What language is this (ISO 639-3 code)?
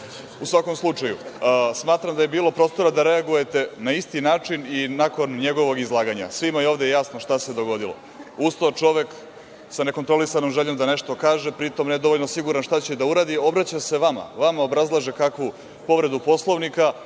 srp